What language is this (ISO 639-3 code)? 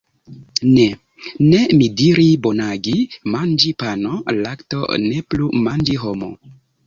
epo